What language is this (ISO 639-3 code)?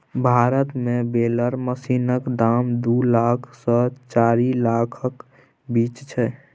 mai